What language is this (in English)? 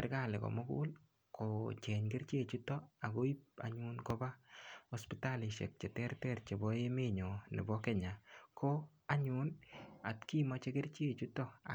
Kalenjin